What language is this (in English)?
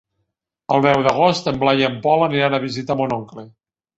Catalan